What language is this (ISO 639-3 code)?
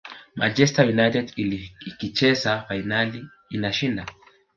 swa